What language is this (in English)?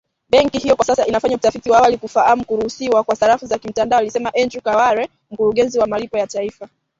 Swahili